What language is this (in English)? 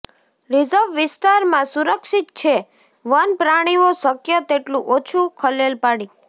Gujarati